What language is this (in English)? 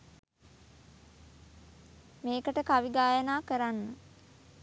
Sinhala